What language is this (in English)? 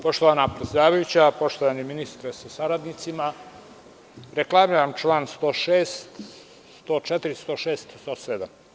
Serbian